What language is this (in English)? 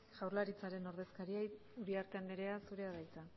Basque